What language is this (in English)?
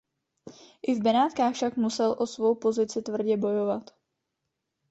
Czech